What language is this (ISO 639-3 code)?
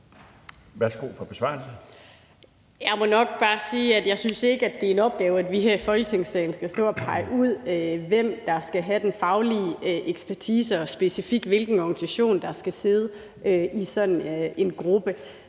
dan